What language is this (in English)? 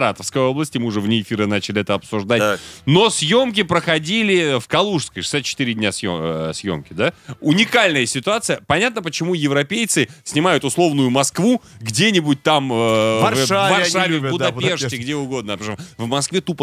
Russian